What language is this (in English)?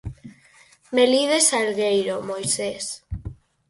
Galician